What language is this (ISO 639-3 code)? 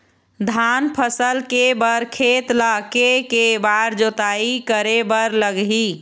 hne